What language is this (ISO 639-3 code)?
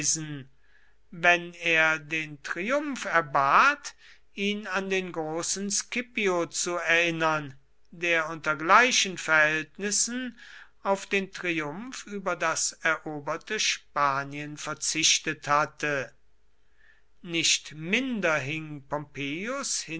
deu